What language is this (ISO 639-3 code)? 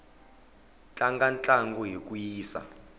tso